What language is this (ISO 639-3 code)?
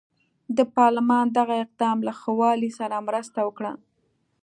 pus